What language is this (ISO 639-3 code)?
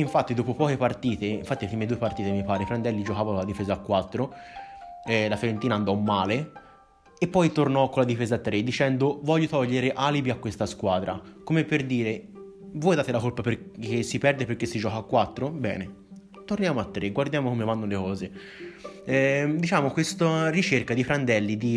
ita